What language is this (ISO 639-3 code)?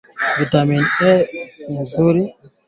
swa